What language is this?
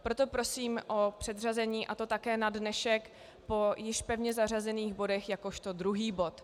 Czech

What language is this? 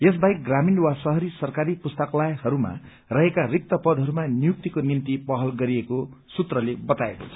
Nepali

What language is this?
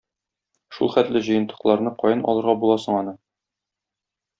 Tatar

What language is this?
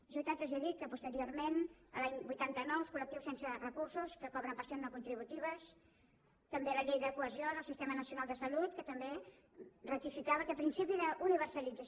Catalan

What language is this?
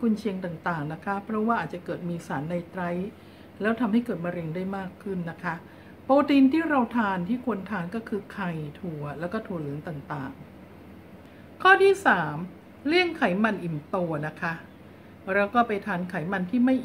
Thai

